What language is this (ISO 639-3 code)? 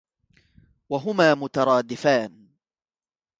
ara